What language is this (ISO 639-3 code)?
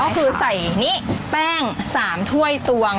tha